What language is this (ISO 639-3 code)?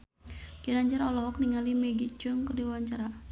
sun